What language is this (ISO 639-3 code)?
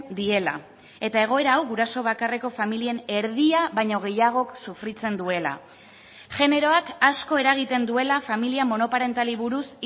eus